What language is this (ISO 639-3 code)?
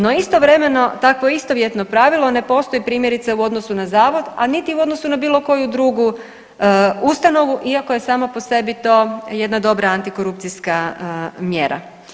hrv